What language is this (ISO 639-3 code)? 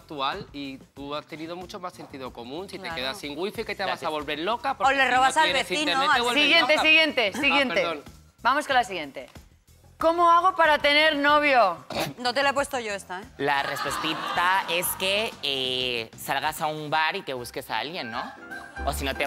spa